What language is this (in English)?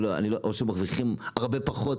Hebrew